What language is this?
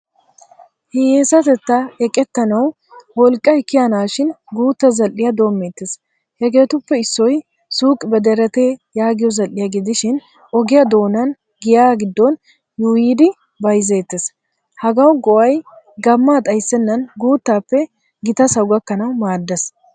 Wolaytta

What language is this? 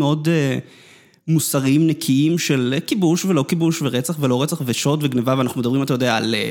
Hebrew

